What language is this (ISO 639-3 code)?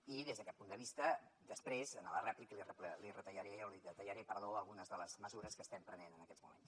cat